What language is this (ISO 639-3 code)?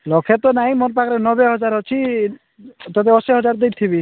ori